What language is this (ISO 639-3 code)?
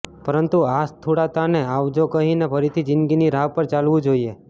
guj